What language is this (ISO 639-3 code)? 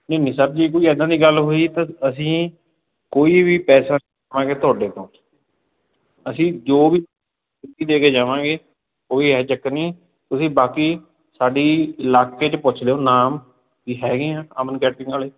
pan